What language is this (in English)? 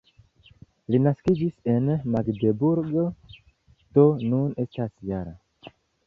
Esperanto